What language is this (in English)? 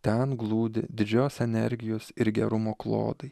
Lithuanian